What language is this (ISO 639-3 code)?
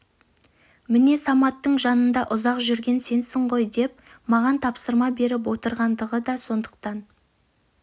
kaz